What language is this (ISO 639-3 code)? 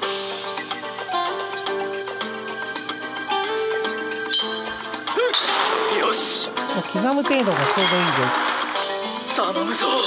jpn